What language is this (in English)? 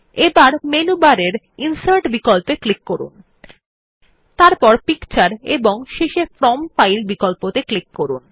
Bangla